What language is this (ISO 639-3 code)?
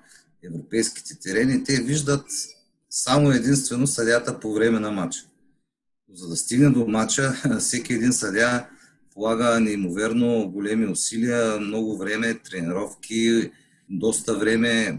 bul